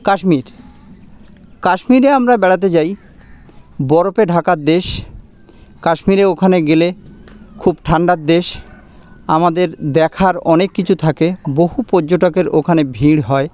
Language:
Bangla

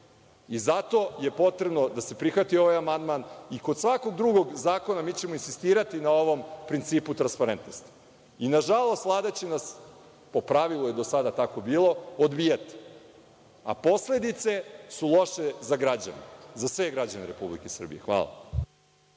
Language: Serbian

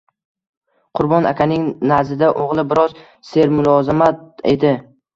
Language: Uzbek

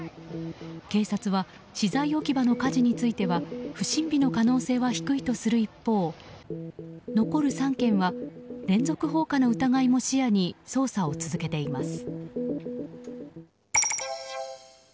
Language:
Japanese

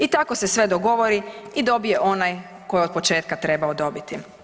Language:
Croatian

